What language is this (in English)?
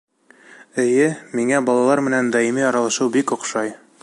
Bashkir